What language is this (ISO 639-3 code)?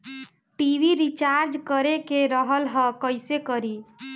bho